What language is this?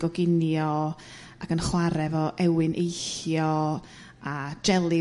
Welsh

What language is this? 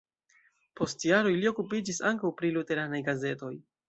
Esperanto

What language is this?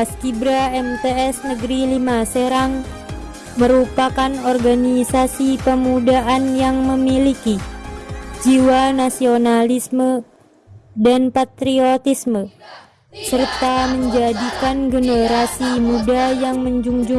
Indonesian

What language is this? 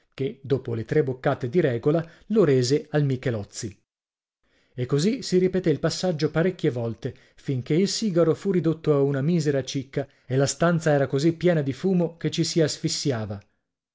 Italian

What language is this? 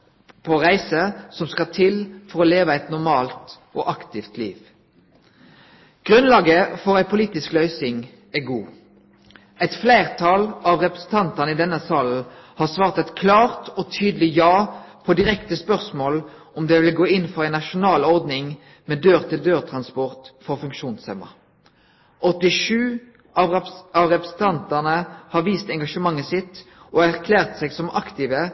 Norwegian Nynorsk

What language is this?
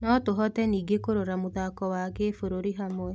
Kikuyu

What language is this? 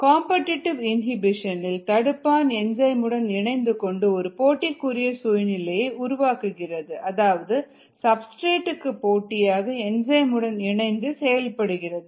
Tamil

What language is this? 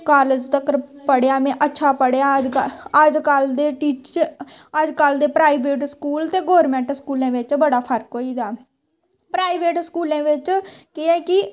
Dogri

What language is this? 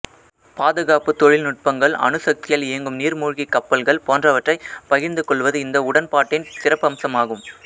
Tamil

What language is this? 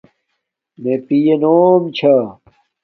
Domaaki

